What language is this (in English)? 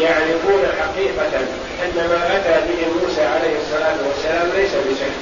Arabic